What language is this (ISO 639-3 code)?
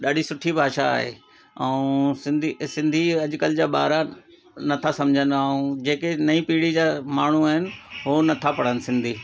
snd